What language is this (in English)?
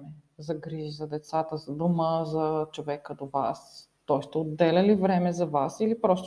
Bulgarian